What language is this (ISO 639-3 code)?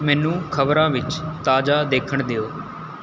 pan